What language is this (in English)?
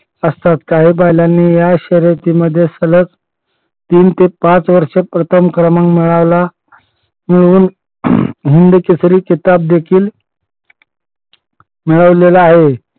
Marathi